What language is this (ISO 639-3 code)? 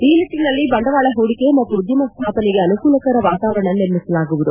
kan